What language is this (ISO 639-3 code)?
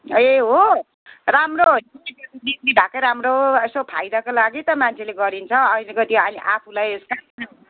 nep